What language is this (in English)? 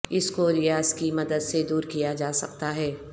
Urdu